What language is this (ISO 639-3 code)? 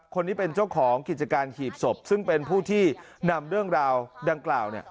tha